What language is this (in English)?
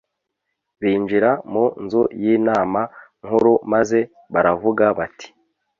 Kinyarwanda